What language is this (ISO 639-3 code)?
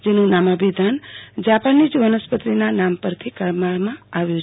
guj